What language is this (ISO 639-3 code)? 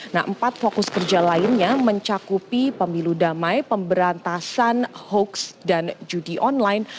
ind